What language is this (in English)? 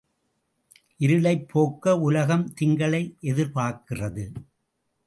Tamil